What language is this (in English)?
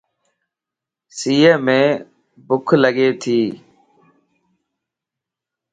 Lasi